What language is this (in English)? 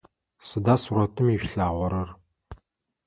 Adyghe